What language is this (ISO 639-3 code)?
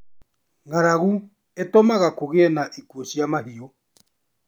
kik